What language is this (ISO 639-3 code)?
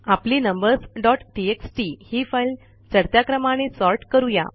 mar